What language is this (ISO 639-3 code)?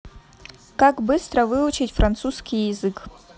rus